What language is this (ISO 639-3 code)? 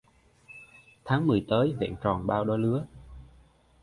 vie